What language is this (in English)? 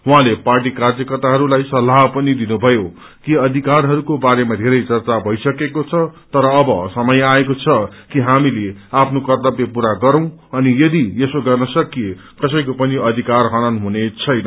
Nepali